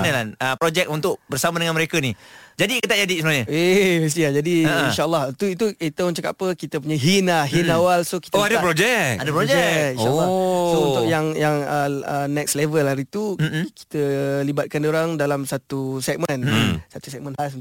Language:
Malay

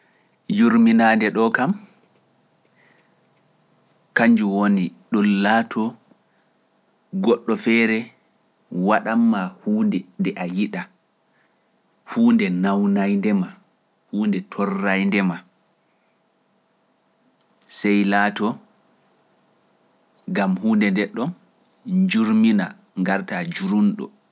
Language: Pular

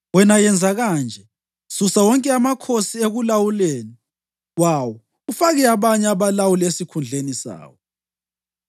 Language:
North Ndebele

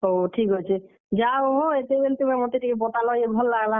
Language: Odia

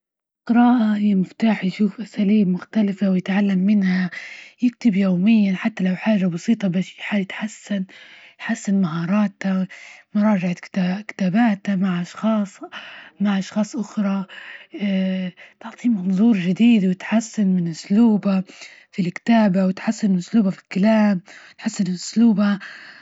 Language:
Libyan Arabic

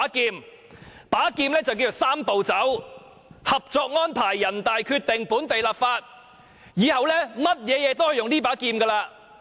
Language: Cantonese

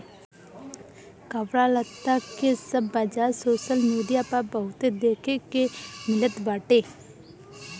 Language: Bhojpuri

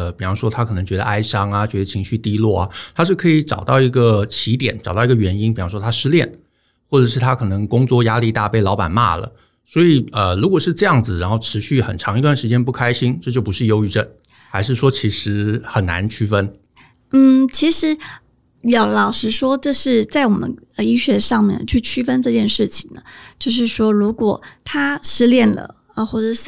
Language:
Chinese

